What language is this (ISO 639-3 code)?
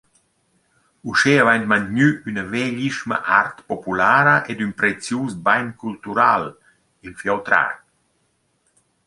roh